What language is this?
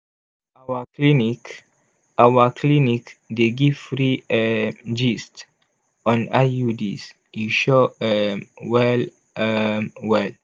Nigerian Pidgin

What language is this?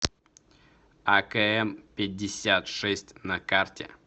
Russian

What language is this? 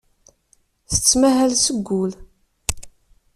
Kabyle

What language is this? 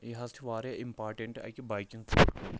Kashmiri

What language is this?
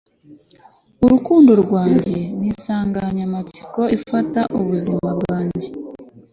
Kinyarwanda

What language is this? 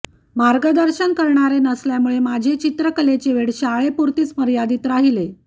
Marathi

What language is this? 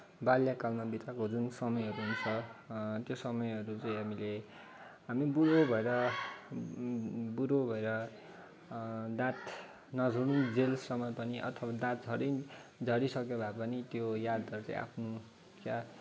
Nepali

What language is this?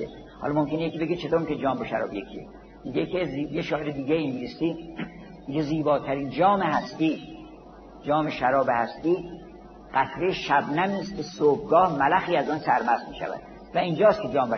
Persian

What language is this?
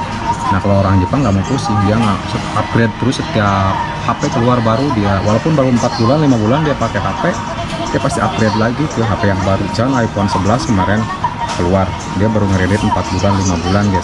Indonesian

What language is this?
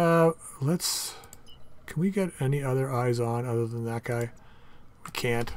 English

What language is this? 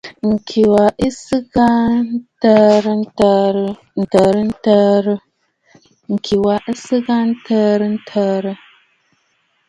Bafut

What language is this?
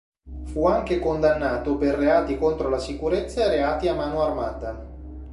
Italian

